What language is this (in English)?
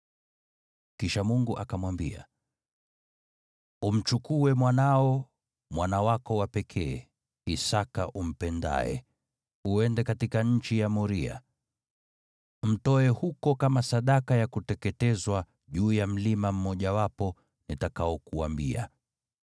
Swahili